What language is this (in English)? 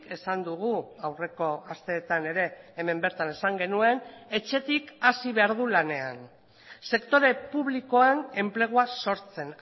Basque